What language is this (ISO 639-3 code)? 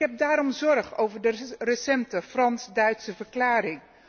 nld